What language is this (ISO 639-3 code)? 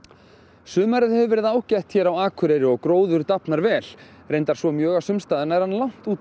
isl